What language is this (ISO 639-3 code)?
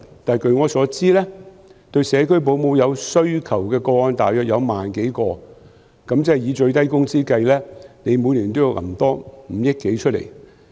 yue